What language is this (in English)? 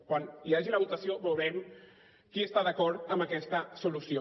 Catalan